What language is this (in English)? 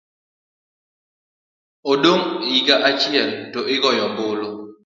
Luo (Kenya and Tanzania)